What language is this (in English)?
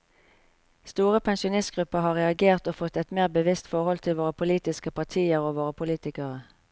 Norwegian